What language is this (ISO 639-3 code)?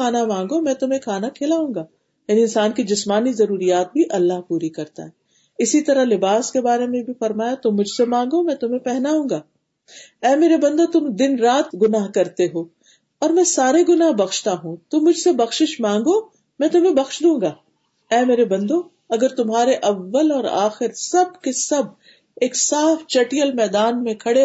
urd